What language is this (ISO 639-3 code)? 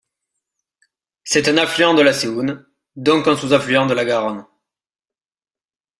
fra